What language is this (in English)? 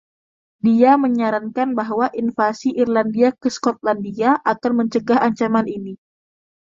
Indonesian